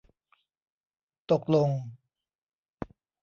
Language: Thai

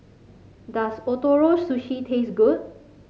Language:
English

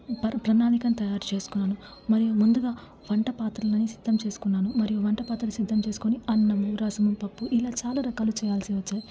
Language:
Telugu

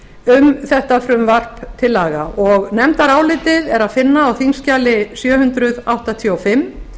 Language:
Icelandic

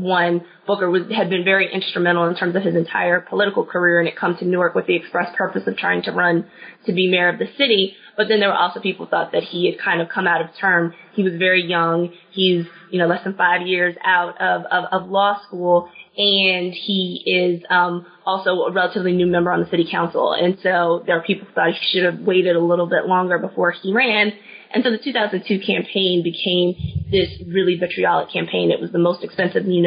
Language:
English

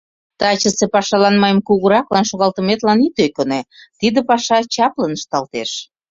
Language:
Mari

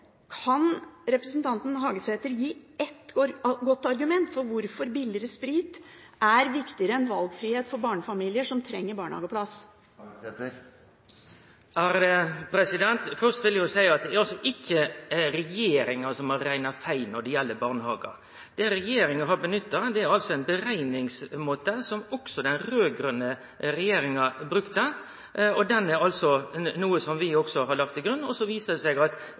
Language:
Norwegian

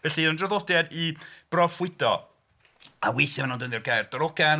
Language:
Welsh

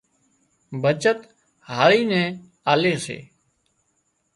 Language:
Wadiyara Koli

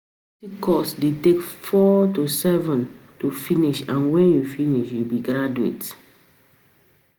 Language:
Nigerian Pidgin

